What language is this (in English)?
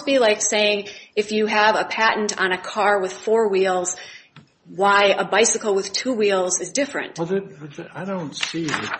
English